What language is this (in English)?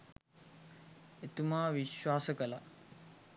Sinhala